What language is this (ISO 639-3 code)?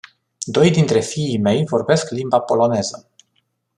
ron